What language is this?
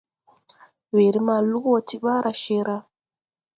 Tupuri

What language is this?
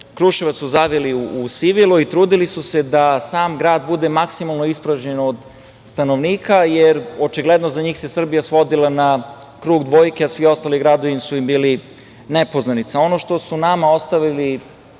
Serbian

